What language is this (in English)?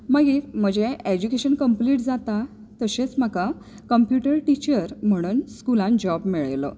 Konkani